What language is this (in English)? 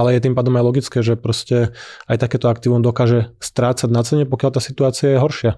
Slovak